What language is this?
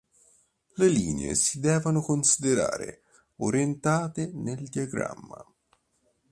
Italian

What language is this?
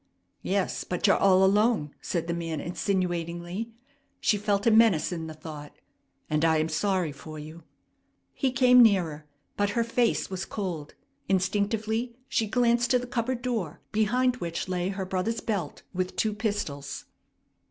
English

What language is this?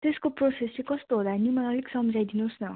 Nepali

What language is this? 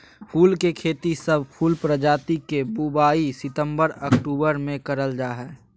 Magahi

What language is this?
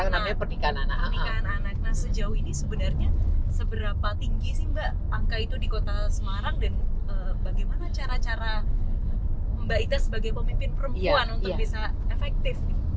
Indonesian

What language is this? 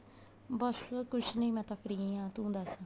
Punjabi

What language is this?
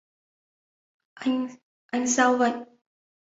Vietnamese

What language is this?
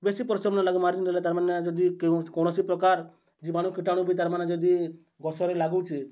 Odia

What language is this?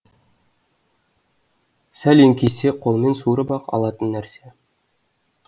Kazakh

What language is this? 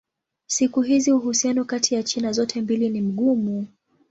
Swahili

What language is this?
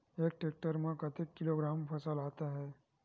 Chhattisgarhi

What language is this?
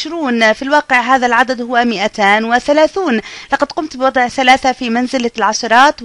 Arabic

